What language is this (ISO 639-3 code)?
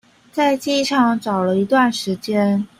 zho